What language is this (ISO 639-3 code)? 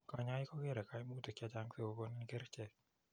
kln